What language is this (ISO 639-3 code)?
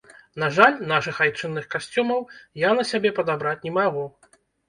bel